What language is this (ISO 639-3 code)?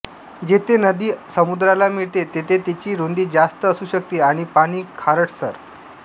mar